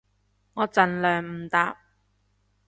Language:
Cantonese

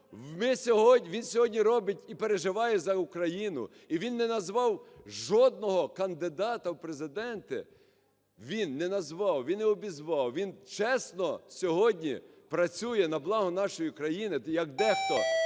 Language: Ukrainian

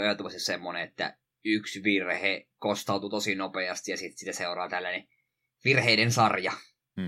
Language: Finnish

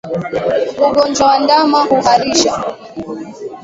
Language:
Swahili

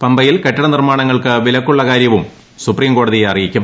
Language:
Malayalam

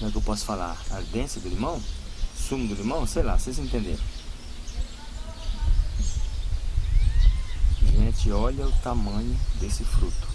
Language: Portuguese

